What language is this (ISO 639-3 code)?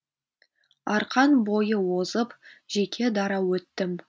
kaz